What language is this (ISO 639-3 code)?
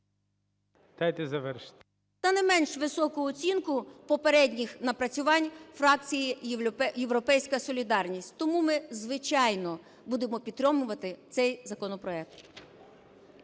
ukr